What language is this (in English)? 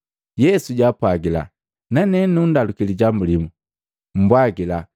Matengo